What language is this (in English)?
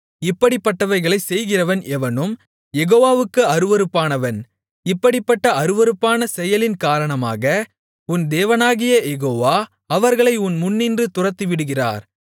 Tamil